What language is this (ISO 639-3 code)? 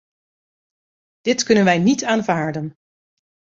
nld